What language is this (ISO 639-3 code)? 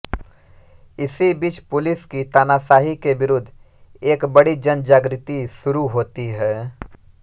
hin